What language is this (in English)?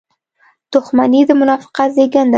Pashto